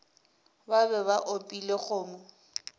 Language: Northern Sotho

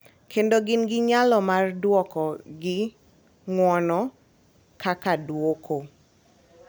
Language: Luo (Kenya and Tanzania)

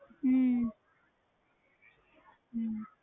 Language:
Punjabi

